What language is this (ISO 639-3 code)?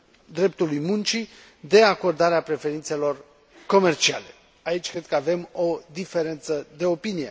ron